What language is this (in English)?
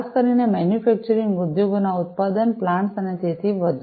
Gujarati